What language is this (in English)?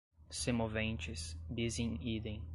Portuguese